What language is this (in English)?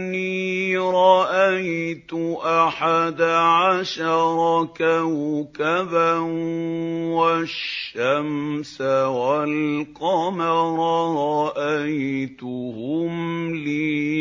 Arabic